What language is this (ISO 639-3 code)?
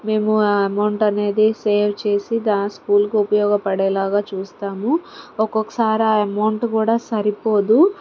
tel